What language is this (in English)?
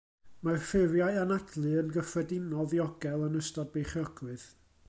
Welsh